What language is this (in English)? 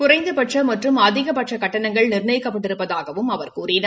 Tamil